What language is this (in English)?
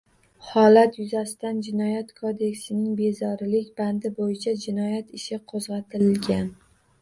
Uzbek